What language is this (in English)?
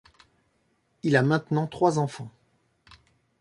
French